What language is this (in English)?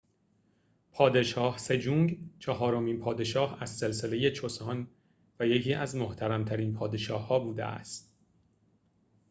Persian